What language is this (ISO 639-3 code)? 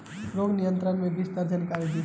bho